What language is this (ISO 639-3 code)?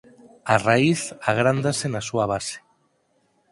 glg